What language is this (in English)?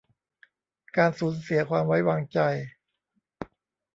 Thai